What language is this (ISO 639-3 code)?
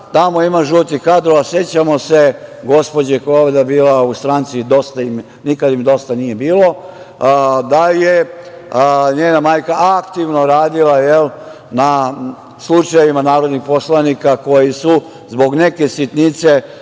srp